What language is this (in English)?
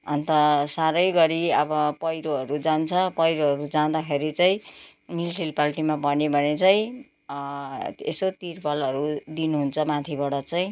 Nepali